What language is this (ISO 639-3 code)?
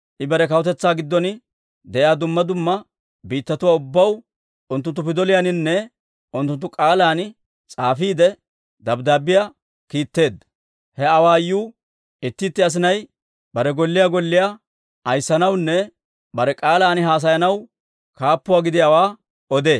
dwr